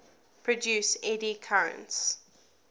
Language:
English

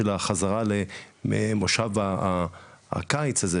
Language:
Hebrew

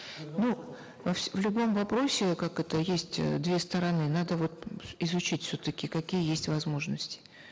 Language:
Kazakh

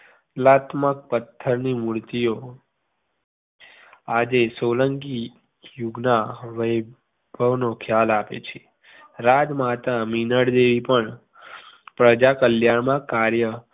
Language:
Gujarati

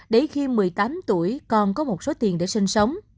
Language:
Vietnamese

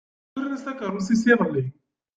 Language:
Kabyle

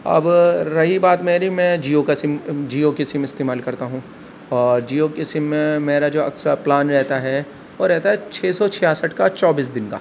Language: Urdu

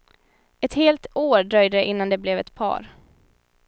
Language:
Swedish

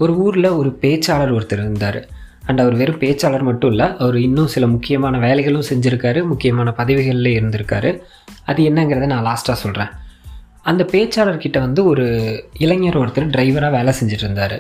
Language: Tamil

